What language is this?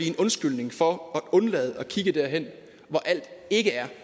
Danish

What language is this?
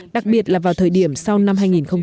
Vietnamese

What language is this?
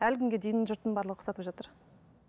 Kazakh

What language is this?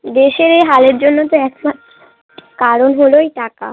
Bangla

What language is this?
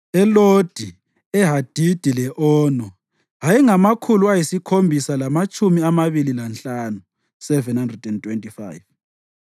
North Ndebele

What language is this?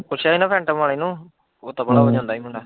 Punjabi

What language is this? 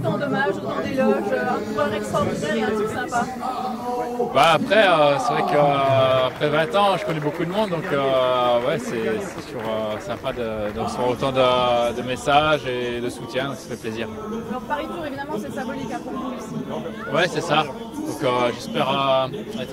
French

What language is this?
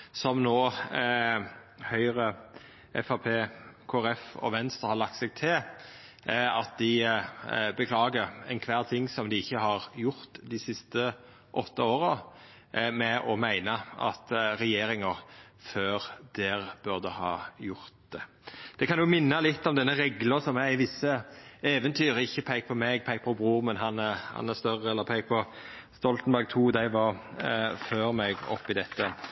Norwegian Nynorsk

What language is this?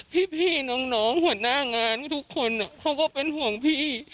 Thai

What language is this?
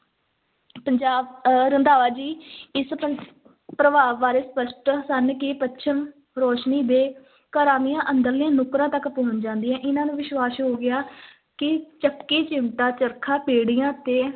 Punjabi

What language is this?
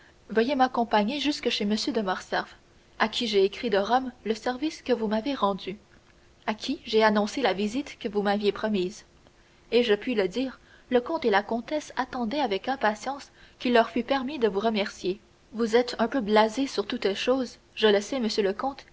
French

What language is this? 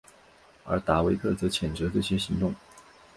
Chinese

